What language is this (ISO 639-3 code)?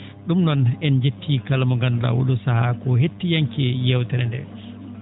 ful